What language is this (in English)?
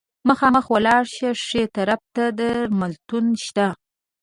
Pashto